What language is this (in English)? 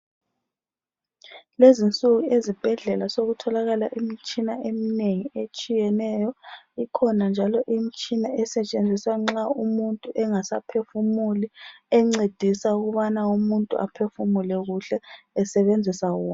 North Ndebele